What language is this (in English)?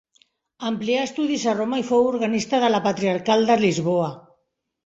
Catalan